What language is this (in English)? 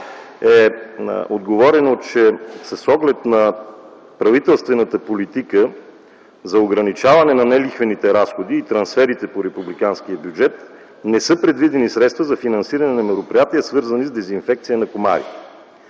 Bulgarian